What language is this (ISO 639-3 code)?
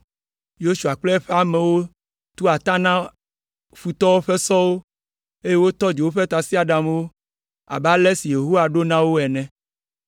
ewe